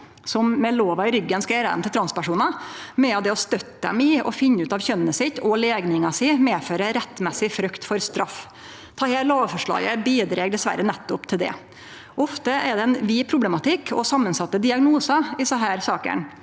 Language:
Norwegian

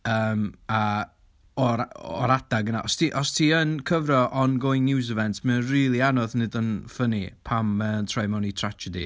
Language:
Welsh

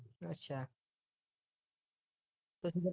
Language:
Punjabi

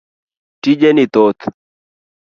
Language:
Luo (Kenya and Tanzania)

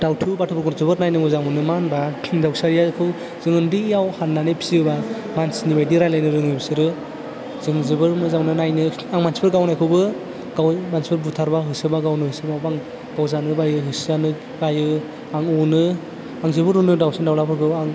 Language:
Bodo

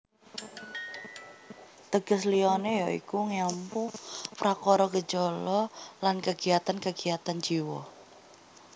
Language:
Javanese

